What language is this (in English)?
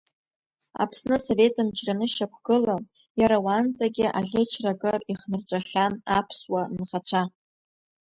Abkhazian